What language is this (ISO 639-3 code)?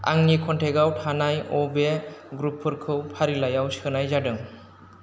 brx